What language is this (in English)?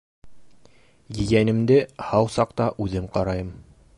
Bashkir